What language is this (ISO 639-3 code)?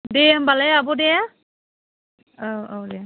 brx